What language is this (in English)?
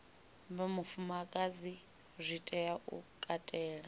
Venda